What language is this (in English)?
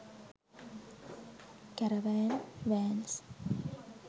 Sinhala